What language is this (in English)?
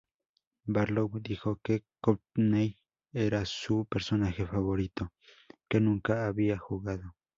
Spanish